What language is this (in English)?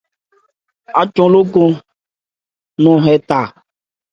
Ebrié